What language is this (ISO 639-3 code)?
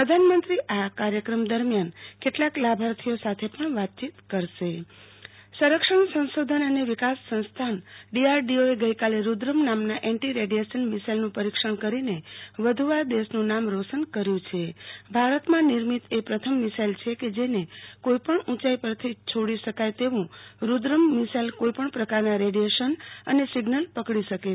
guj